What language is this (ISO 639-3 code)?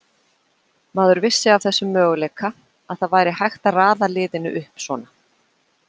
isl